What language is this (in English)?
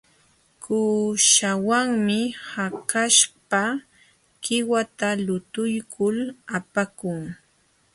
Jauja Wanca Quechua